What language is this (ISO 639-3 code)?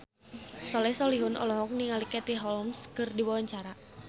sun